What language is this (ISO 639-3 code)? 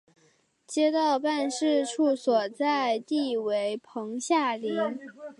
zho